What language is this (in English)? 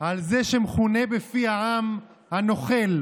Hebrew